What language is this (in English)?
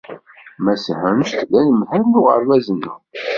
Kabyle